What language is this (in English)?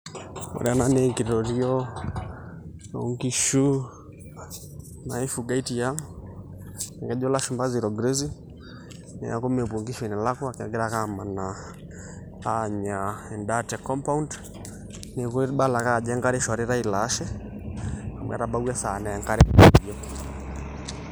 Masai